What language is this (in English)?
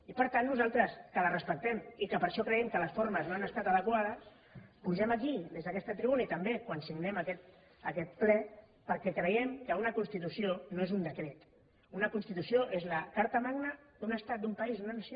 Catalan